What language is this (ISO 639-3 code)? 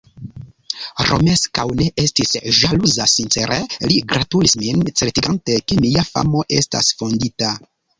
epo